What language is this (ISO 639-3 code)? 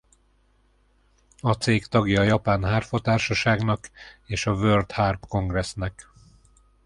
hun